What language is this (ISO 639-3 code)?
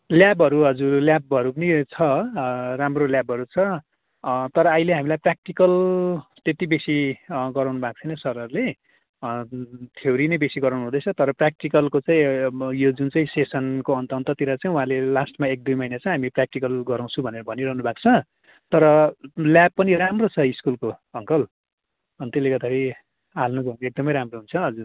nep